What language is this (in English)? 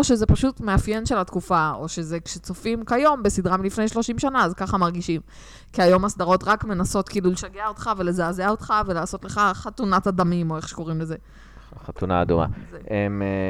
Hebrew